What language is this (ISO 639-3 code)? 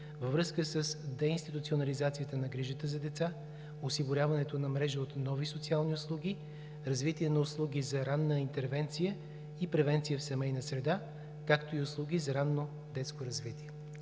bul